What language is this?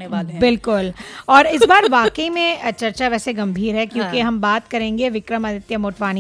Hindi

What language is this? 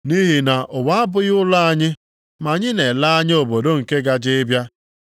Igbo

